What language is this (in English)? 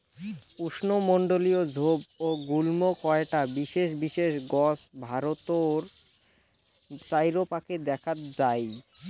Bangla